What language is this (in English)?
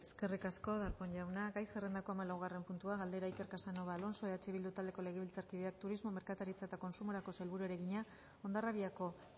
Basque